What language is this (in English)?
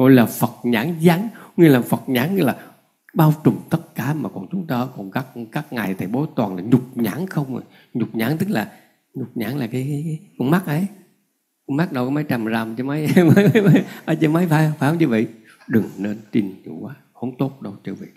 Vietnamese